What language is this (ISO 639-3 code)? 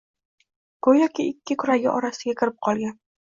uzb